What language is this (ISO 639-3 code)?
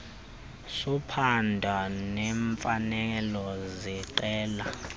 xho